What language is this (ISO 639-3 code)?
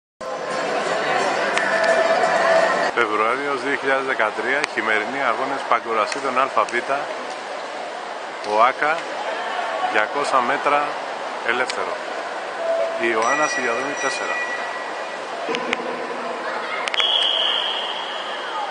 ell